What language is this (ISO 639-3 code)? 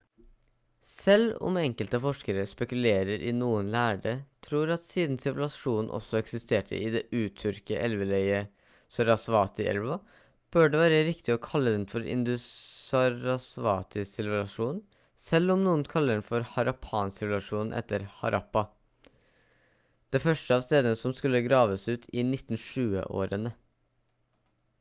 nob